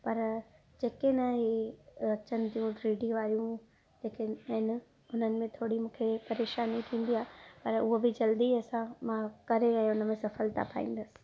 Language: Sindhi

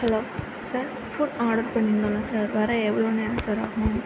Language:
Tamil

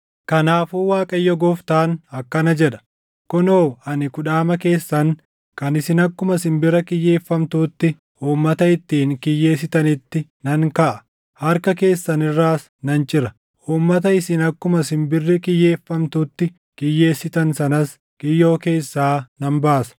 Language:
Oromo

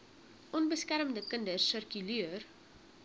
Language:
Afrikaans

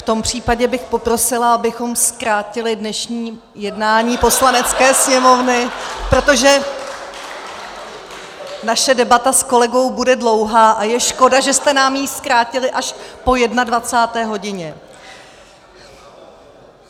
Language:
Czech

